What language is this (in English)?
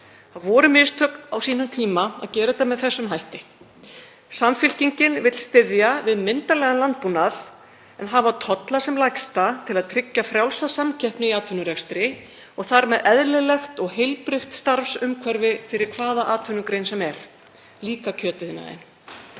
Icelandic